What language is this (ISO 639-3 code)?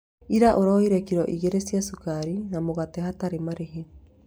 kik